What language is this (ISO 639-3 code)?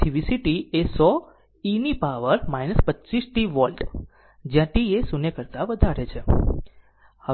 guj